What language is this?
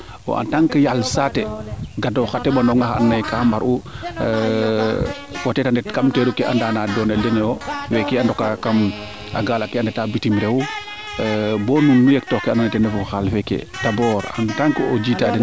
Serer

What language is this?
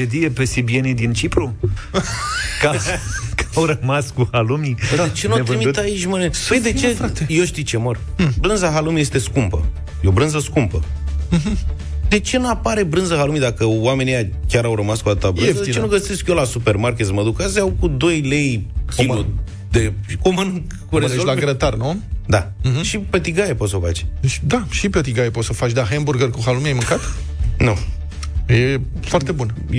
Romanian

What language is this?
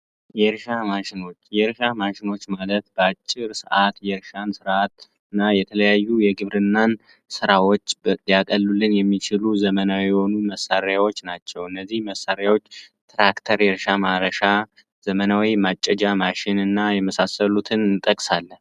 Amharic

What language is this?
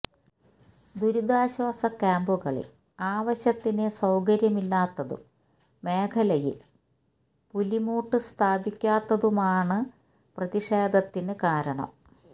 Malayalam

